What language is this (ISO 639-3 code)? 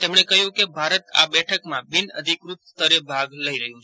guj